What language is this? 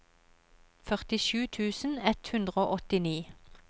Norwegian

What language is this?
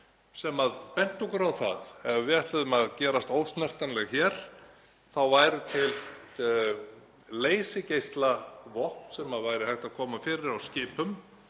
Icelandic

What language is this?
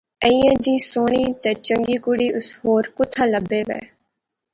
Pahari-Potwari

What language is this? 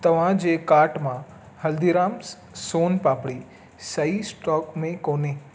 Sindhi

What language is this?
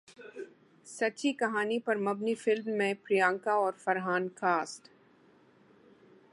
Urdu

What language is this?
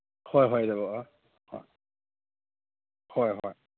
Manipuri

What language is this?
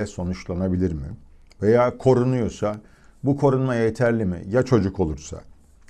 Turkish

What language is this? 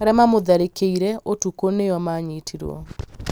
Kikuyu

